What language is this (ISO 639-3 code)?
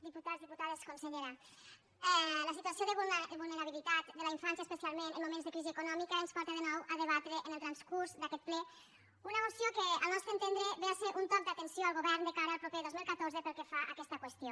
cat